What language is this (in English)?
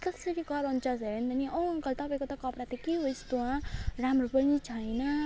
Nepali